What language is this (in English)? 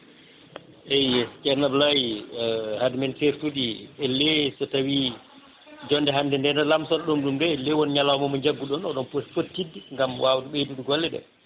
Fula